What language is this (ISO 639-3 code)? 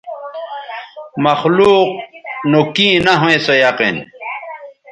btv